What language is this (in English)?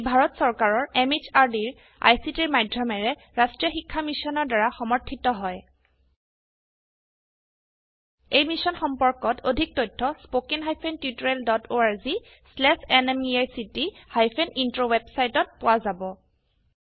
Assamese